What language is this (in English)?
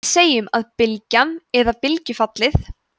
Icelandic